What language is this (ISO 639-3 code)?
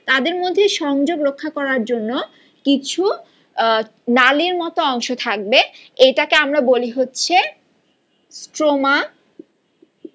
ben